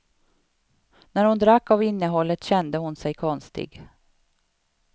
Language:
Swedish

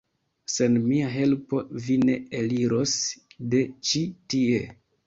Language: Esperanto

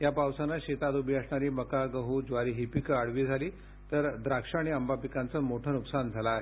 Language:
Marathi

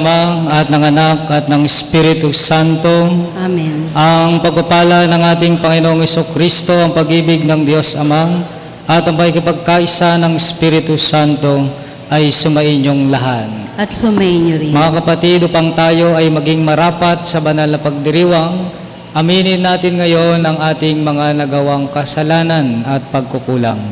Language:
Filipino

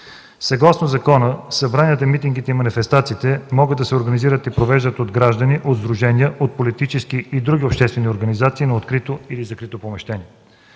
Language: Bulgarian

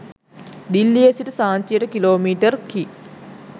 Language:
Sinhala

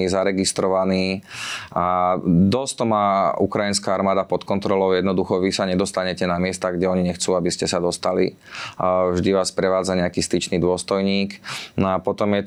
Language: Slovak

